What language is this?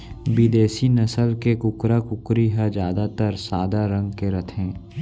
Chhattisgarhi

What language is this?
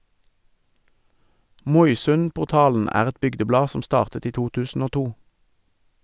Norwegian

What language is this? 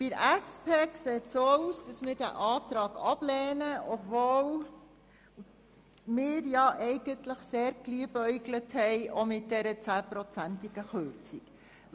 Swiss German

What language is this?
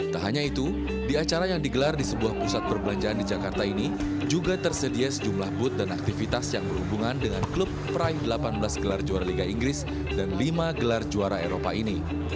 Indonesian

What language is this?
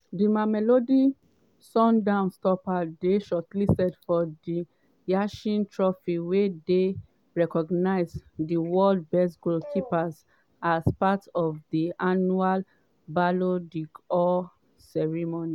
Nigerian Pidgin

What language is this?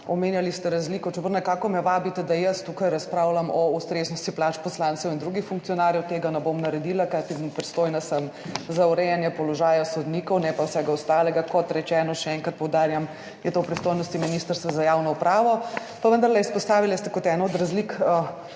Slovenian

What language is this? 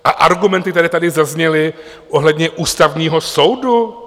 Czech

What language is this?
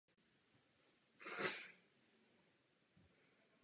Czech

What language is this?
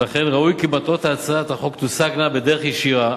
Hebrew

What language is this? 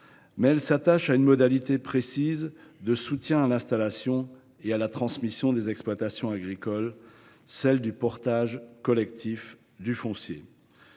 French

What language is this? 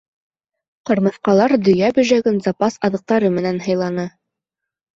Bashkir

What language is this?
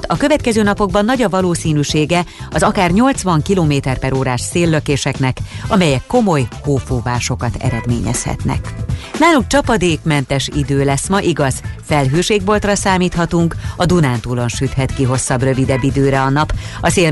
Hungarian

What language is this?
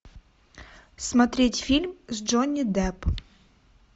Russian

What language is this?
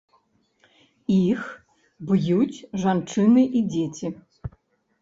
Belarusian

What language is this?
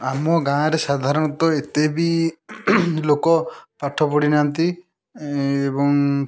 Odia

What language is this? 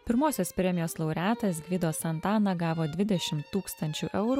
Lithuanian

